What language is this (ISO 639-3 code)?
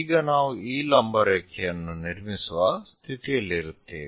kan